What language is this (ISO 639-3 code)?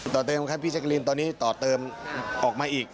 tha